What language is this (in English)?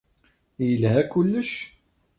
Kabyle